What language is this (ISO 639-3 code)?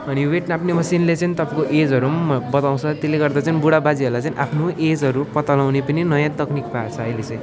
nep